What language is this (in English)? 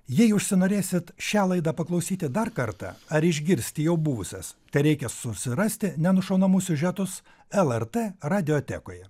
Lithuanian